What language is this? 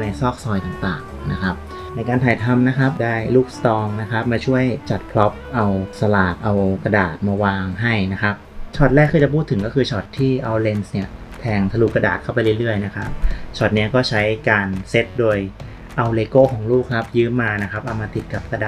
Thai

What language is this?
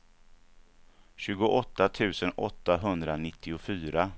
Swedish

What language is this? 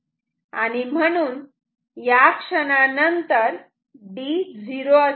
Marathi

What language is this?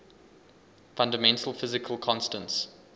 English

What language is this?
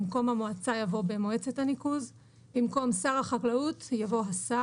Hebrew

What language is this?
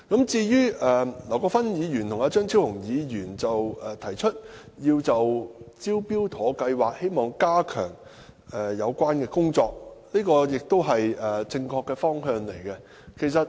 Cantonese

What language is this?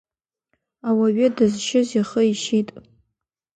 Abkhazian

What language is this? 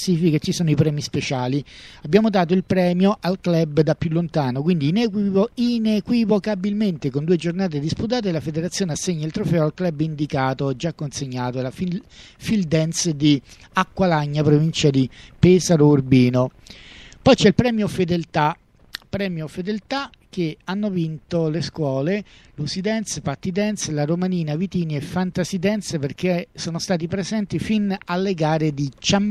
Italian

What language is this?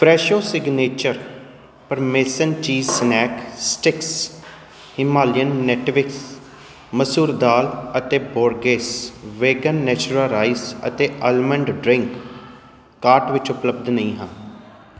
Punjabi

